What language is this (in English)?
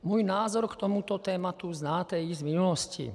Czech